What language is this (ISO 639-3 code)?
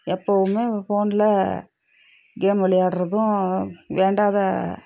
tam